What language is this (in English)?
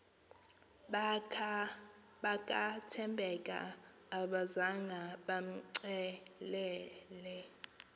Xhosa